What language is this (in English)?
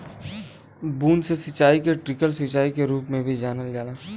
Bhojpuri